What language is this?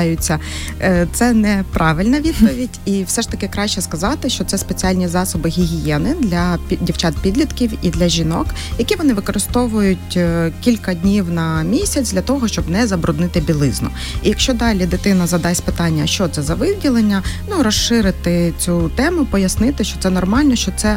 Ukrainian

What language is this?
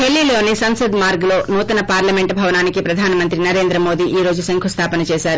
Telugu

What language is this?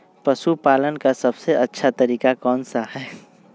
Magahi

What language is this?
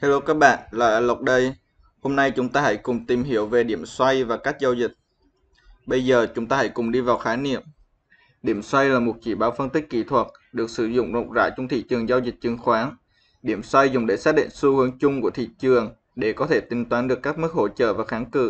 Vietnamese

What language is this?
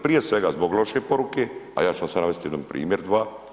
Croatian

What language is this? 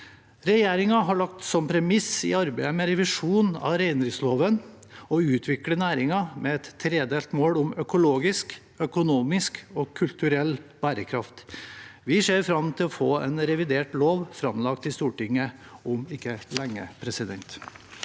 Norwegian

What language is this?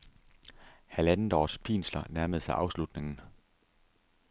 Danish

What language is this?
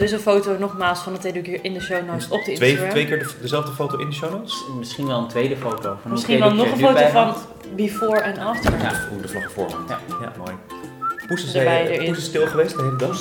Dutch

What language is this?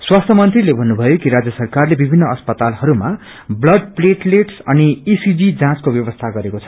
Nepali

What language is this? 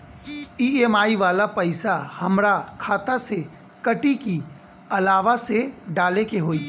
Bhojpuri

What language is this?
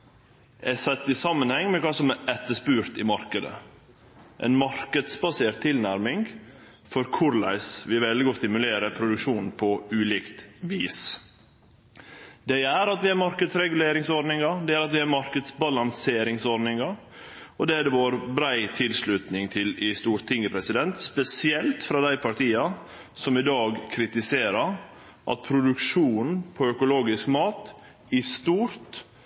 Norwegian Nynorsk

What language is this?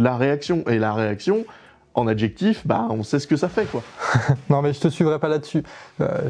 French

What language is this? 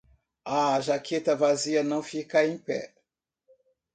Portuguese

